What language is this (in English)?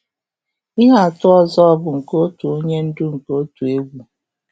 Igbo